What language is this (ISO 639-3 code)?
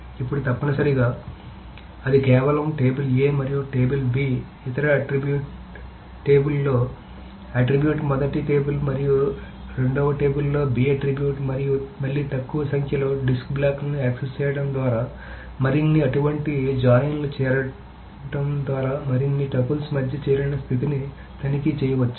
tel